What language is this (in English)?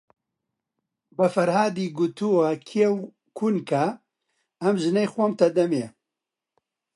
Central Kurdish